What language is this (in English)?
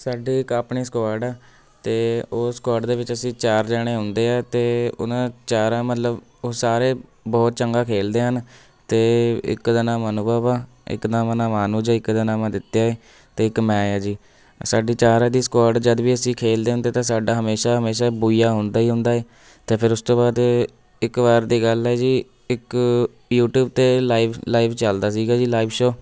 Punjabi